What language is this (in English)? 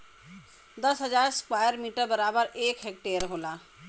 Bhojpuri